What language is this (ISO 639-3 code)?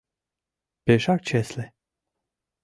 chm